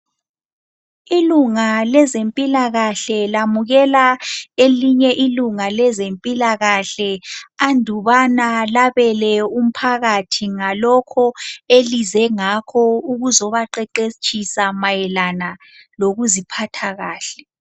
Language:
North Ndebele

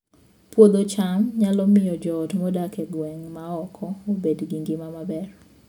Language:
Luo (Kenya and Tanzania)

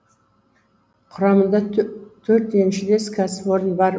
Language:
Kazakh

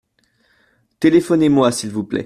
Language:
French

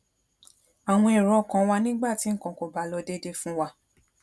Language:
Yoruba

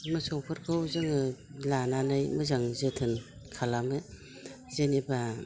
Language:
Bodo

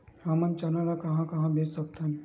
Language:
Chhattisgarhi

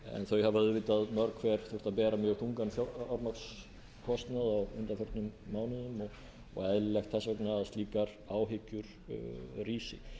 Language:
Icelandic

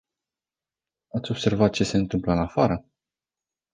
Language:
Romanian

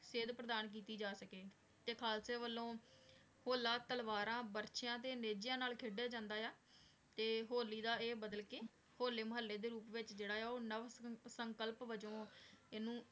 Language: Punjabi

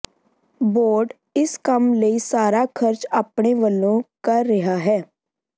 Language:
Punjabi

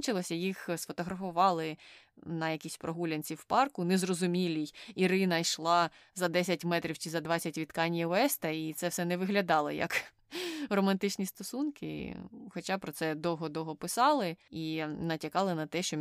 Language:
Ukrainian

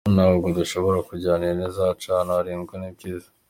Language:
Kinyarwanda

